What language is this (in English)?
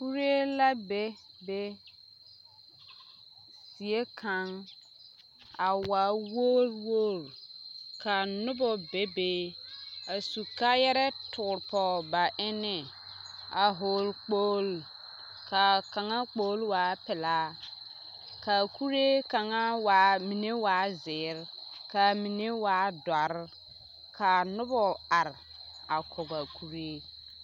Southern Dagaare